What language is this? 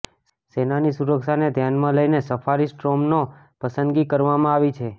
Gujarati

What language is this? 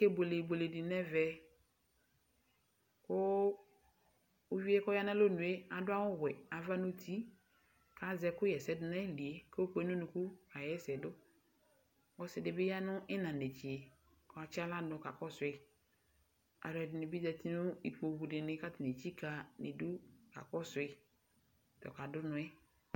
Ikposo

